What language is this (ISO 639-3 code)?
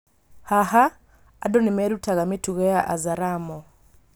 kik